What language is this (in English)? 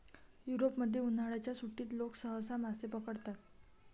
Marathi